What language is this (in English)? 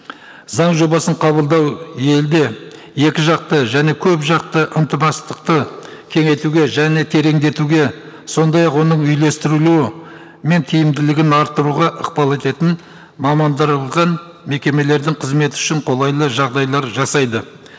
Kazakh